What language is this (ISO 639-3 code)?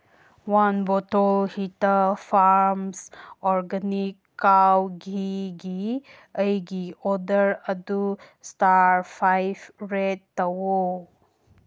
mni